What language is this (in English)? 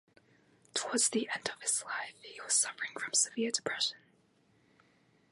English